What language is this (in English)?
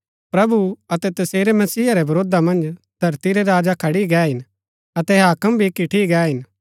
Gaddi